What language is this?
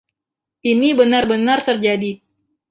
Indonesian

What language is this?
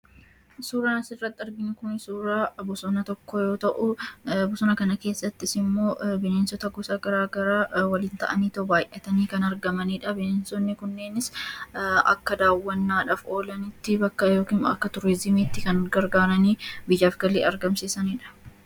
Oromo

